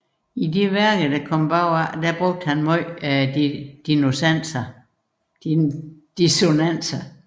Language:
Danish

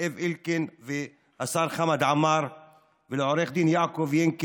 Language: Hebrew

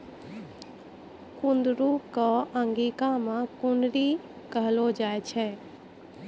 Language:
Maithili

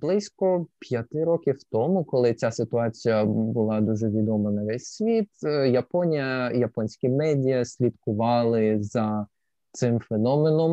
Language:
Ukrainian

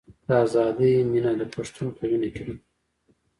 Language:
Pashto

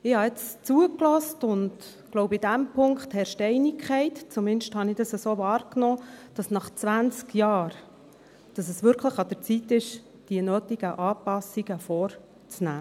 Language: Swiss German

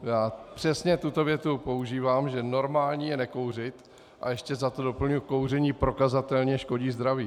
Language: Czech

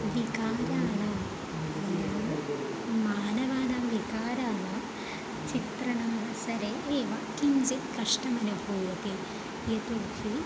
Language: Sanskrit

